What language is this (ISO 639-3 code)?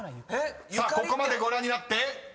jpn